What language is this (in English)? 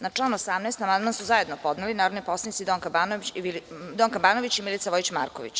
Serbian